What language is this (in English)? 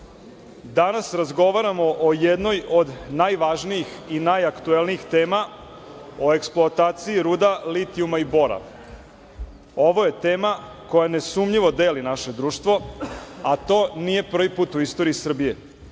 Serbian